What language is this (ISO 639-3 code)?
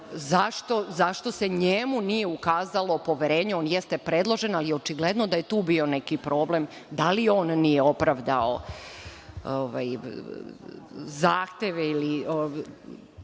srp